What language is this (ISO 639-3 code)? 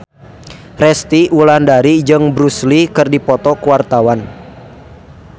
sun